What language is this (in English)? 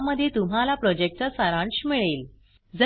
Marathi